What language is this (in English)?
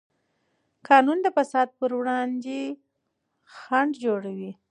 Pashto